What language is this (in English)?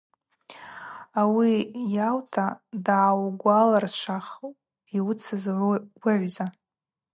Abaza